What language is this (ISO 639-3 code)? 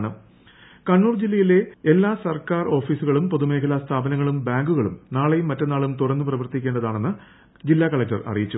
mal